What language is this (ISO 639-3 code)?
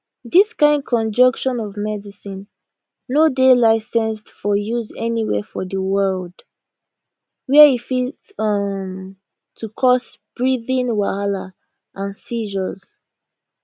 pcm